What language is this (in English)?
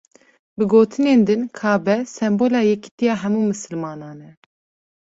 Kurdish